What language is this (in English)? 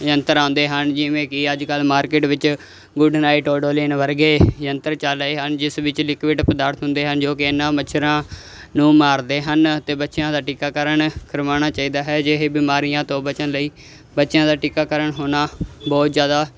Punjabi